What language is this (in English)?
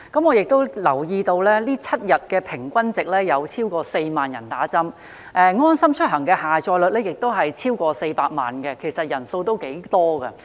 Cantonese